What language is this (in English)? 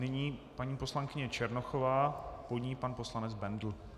Czech